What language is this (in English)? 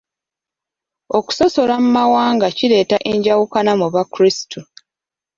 Ganda